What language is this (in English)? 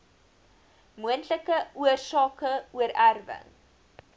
Afrikaans